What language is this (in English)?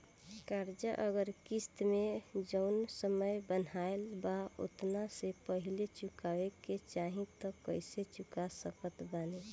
Bhojpuri